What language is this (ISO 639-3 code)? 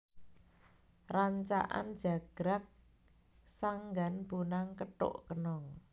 jav